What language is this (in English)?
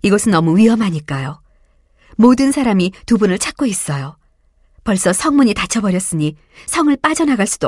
Korean